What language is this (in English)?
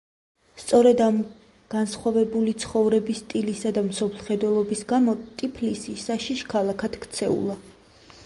Georgian